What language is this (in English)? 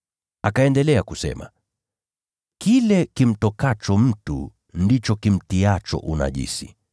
Swahili